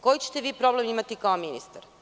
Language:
Serbian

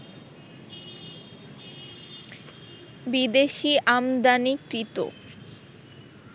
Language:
Bangla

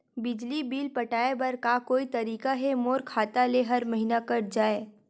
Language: Chhattisgarhi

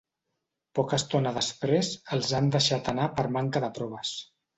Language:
Catalan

